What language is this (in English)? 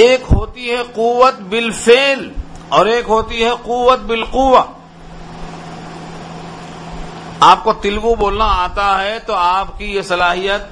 Urdu